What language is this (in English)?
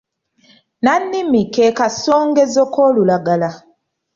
Ganda